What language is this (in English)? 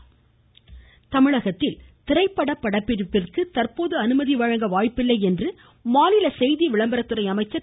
Tamil